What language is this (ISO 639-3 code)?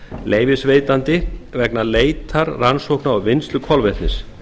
isl